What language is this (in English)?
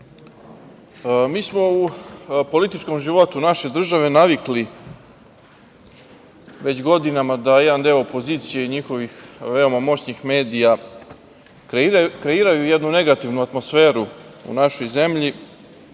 Serbian